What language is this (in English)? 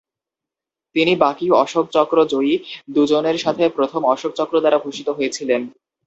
Bangla